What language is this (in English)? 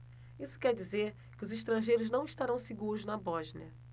Portuguese